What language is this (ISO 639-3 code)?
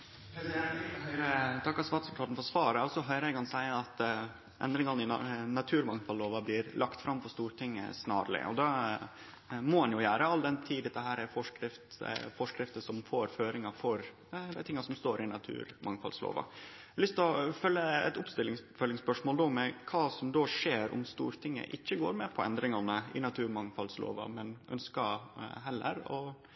nno